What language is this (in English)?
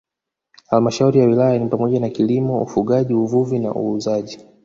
Swahili